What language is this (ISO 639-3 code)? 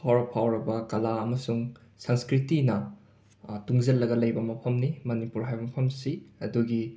mni